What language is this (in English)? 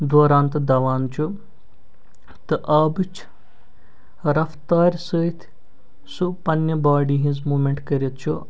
Kashmiri